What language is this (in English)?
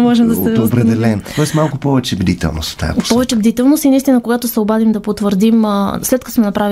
Bulgarian